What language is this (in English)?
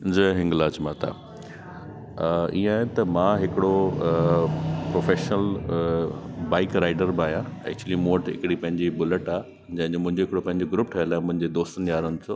Sindhi